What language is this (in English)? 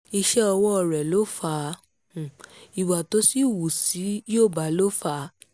Yoruba